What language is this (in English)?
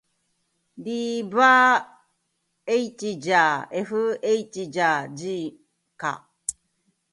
Japanese